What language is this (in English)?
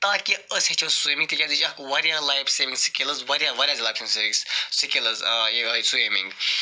Kashmiri